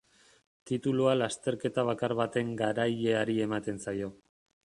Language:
Basque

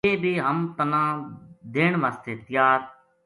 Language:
Gujari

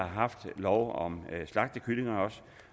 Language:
Danish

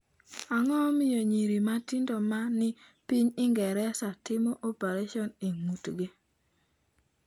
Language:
Luo (Kenya and Tanzania)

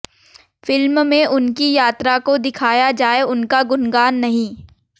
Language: Hindi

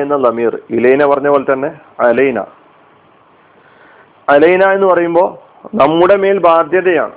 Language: Malayalam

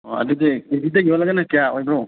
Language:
Manipuri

